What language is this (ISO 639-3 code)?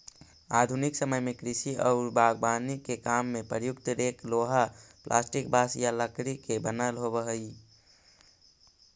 mag